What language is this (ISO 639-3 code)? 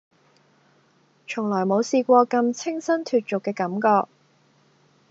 yue